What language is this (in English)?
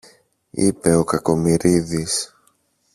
Greek